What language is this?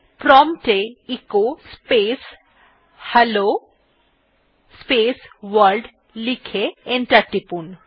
Bangla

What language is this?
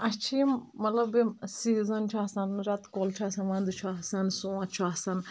Kashmiri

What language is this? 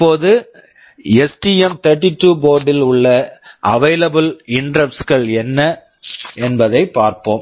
Tamil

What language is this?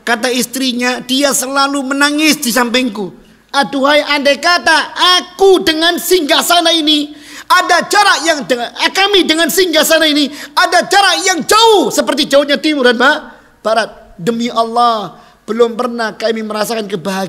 Indonesian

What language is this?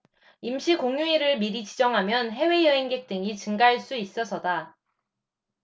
Korean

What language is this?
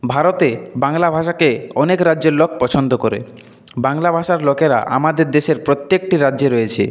Bangla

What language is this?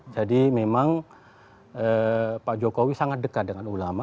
Indonesian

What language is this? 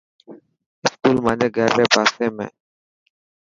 Dhatki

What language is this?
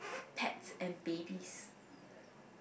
English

